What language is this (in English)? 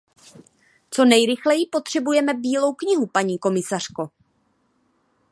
Czech